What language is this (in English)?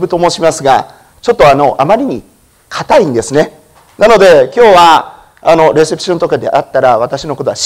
Japanese